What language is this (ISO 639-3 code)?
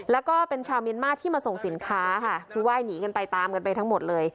tha